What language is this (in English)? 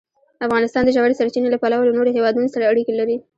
Pashto